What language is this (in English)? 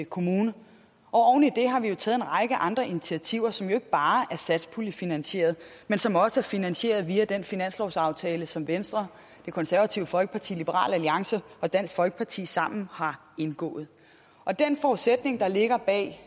Danish